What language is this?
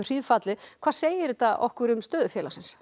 Icelandic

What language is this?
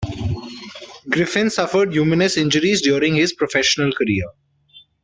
English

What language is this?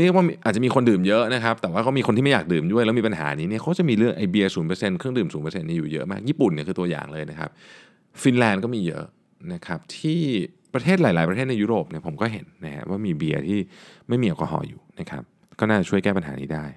Thai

